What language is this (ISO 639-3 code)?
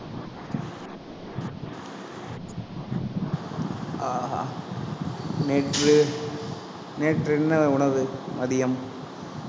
tam